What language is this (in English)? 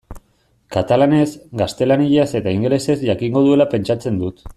Basque